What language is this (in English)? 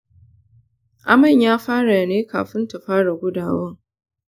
Hausa